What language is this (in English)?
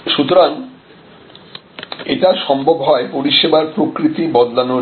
Bangla